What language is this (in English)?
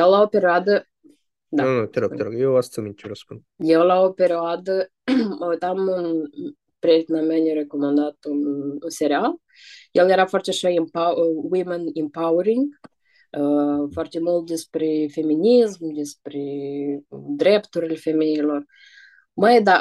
Romanian